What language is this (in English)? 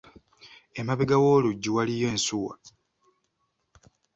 Ganda